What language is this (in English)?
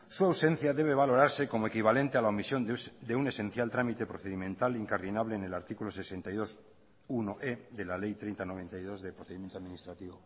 Spanish